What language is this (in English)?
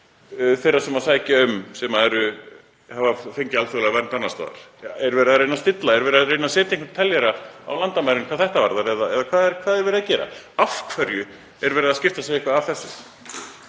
Icelandic